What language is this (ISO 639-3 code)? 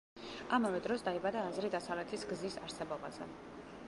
kat